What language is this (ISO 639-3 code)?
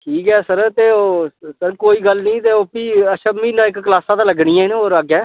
doi